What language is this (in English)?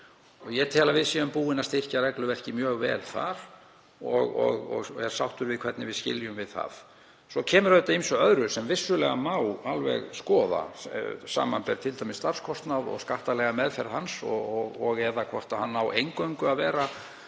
Icelandic